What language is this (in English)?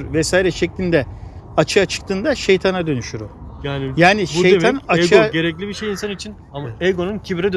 Turkish